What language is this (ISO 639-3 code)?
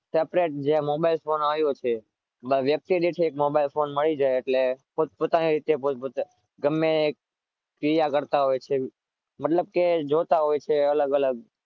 guj